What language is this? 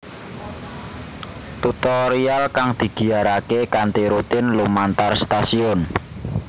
Javanese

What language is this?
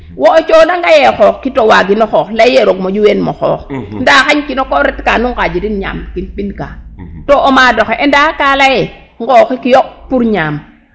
Serer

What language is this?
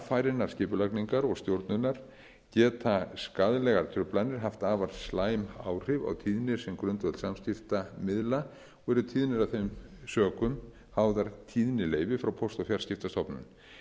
Icelandic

